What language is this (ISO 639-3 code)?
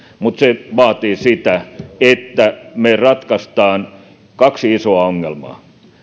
fin